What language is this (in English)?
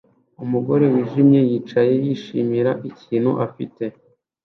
Kinyarwanda